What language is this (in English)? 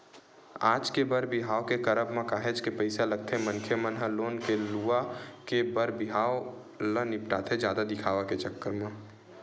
Chhattisgarhi